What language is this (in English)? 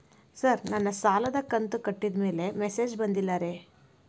Kannada